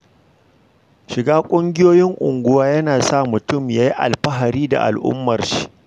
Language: Hausa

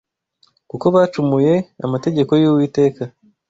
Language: Kinyarwanda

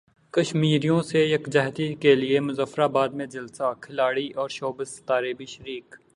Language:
Urdu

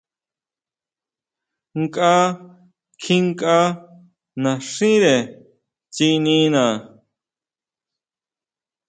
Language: Huautla Mazatec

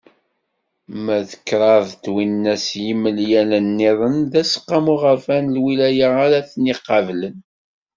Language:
Kabyle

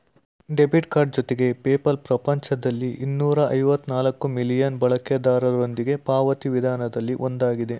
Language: Kannada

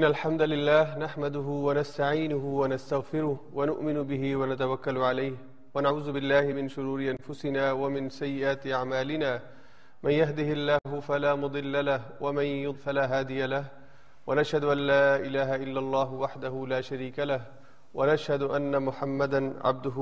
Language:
Urdu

